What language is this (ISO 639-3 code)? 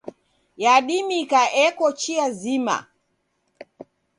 dav